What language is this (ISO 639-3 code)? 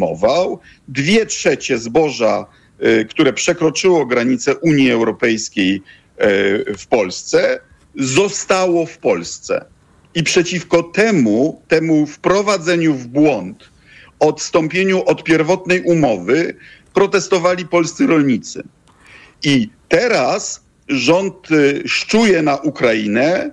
pol